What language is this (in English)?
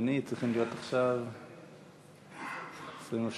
Hebrew